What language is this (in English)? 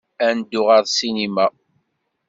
Kabyle